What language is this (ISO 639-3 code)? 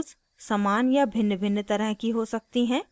hin